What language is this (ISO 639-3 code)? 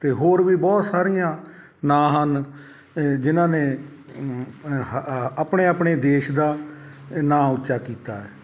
pan